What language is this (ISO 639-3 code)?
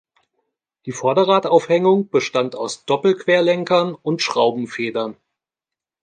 deu